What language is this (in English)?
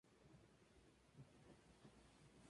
Spanish